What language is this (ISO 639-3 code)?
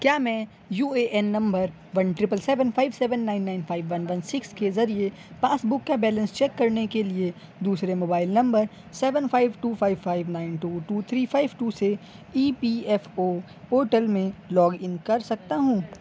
urd